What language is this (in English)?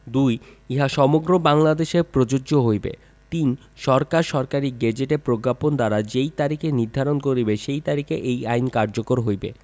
Bangla